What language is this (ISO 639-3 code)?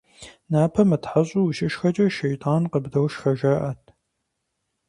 kbd